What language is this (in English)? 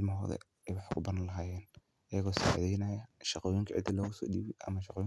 Somali